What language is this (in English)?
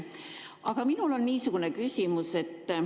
Estonian